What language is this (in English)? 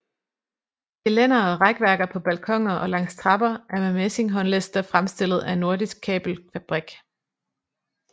Danish